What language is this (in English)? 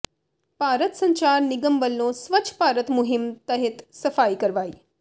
Punjabi